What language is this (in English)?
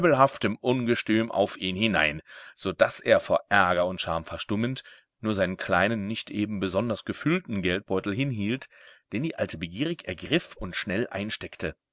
German